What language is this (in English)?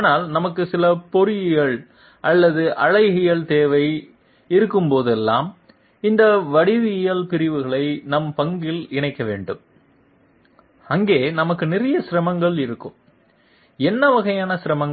Tamil